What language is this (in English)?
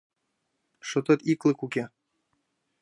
Mari